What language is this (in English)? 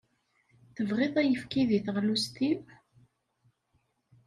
Kabyle